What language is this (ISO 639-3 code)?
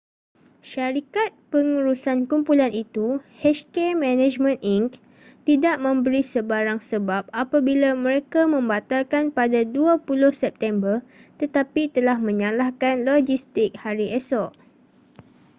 msa